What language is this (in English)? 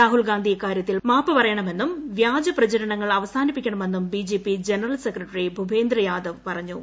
Malayalam